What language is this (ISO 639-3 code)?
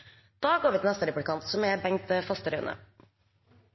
nor